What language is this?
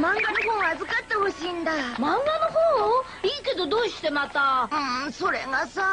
Japanese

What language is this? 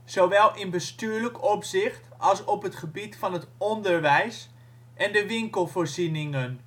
Dutch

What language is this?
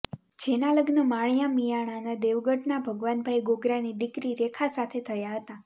Gujarati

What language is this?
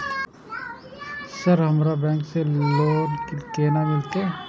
Maithili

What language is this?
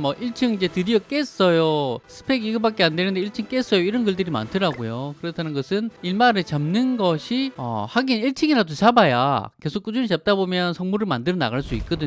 Korean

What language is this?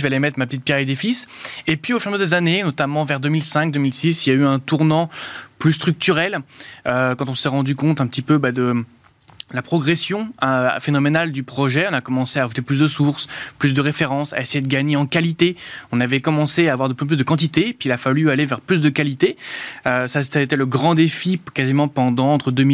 French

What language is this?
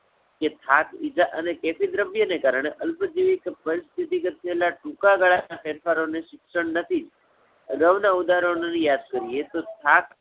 Gujarati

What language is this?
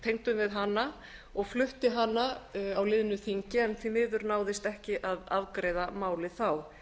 Icelandic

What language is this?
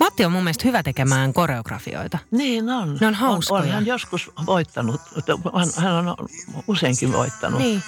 Finnish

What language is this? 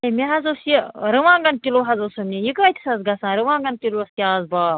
Kashmiri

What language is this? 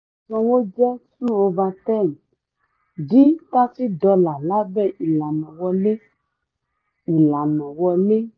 Yoruba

